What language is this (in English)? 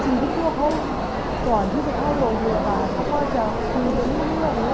Thai